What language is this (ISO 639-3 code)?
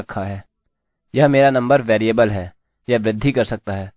hin